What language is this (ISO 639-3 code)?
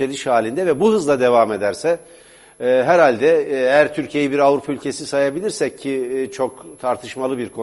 tur